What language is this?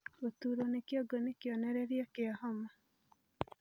Kikuyu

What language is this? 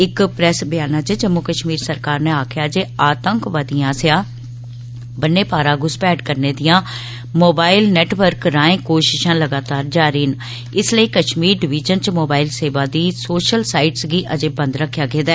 Dogri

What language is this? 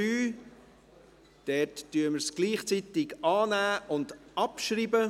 Swiss German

